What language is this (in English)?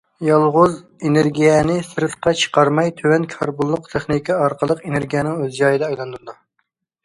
Uyghur